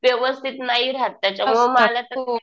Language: Marathi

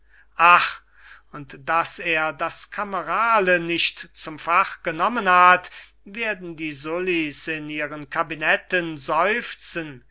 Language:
German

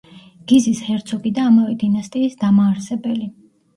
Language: Georgian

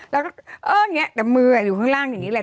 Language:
Thai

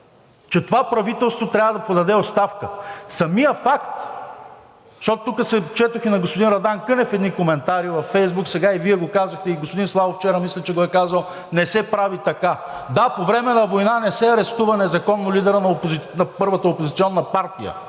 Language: Bulgarian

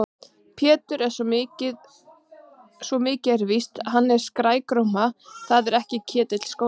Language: Icelandic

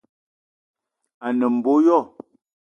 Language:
Eton (Cameroon)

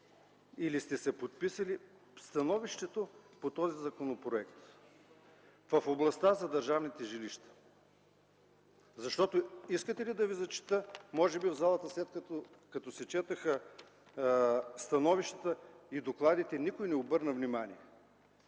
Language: Bulgarian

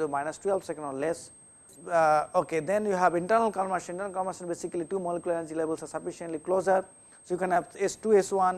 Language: English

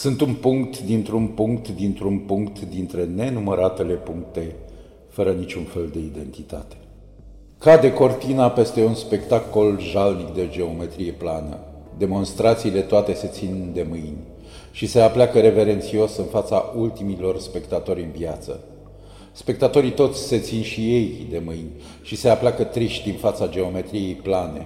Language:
Romanian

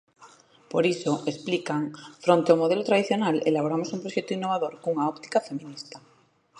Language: Galician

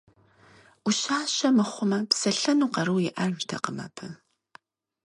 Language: Kabardian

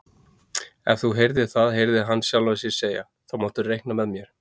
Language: Icelandic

